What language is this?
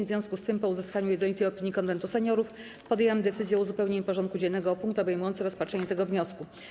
Polish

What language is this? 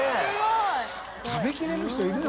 Japanese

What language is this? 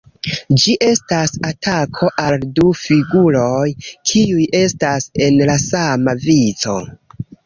Esperanto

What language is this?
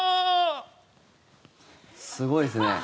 Japanese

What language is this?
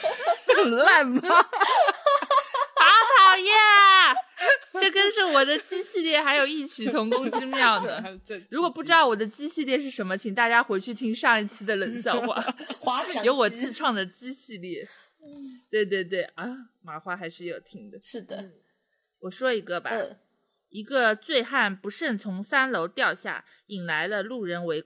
Chinese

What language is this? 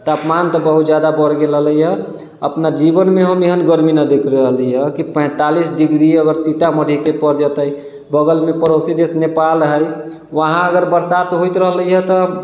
Maithili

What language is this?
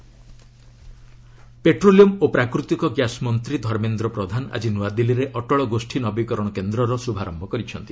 Odia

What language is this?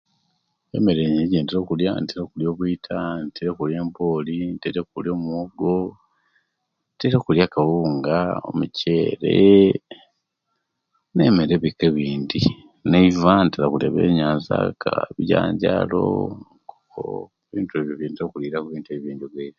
Kenyi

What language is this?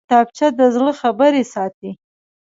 Pashto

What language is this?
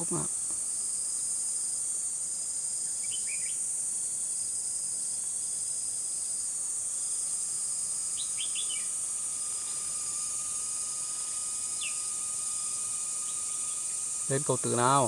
Vietnamese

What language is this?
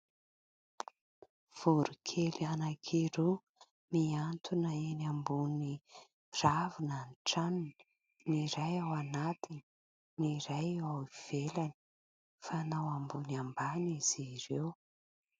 Malagasy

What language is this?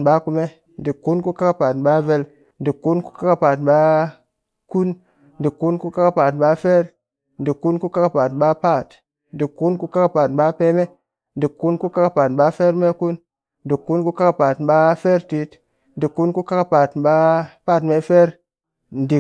Cakfem-Mushere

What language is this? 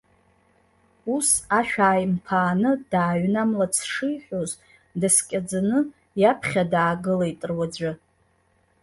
Abkhazian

